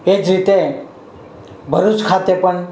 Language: Gujarati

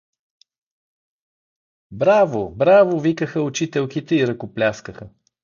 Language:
Bulgarian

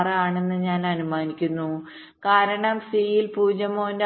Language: Malayalam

